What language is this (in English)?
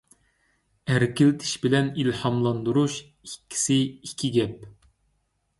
Uyghur